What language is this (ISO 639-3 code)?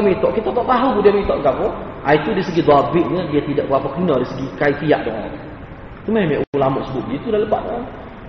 msa